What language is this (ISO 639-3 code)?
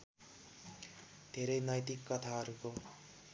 nep